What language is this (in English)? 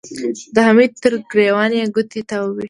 Pashto